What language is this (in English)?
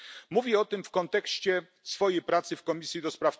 Polish